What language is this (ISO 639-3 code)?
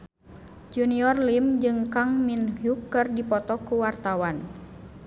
sun